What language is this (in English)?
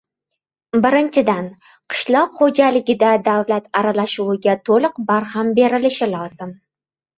Uzbek